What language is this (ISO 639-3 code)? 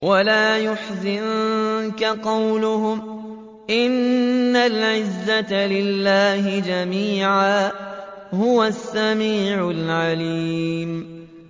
ara